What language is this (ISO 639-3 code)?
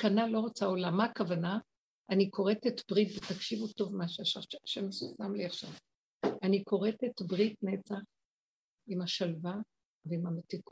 heb